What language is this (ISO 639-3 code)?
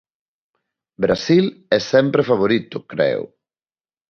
glg